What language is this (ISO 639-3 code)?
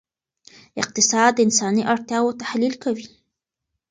pus